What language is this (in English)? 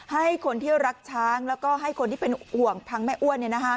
Thai